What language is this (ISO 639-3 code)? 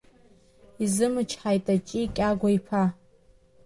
abk